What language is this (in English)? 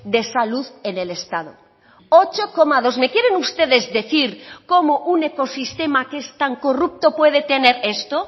Spanish